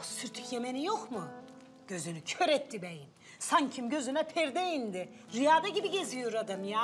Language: Turkish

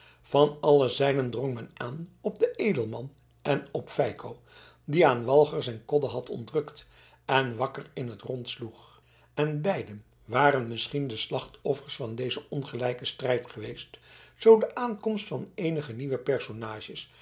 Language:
Dutch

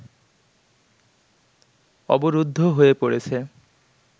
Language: Bangla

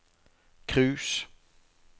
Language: Norwegian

